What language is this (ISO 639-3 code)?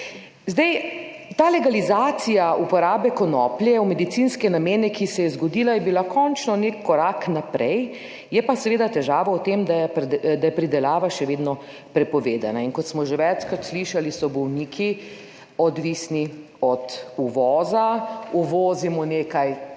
slv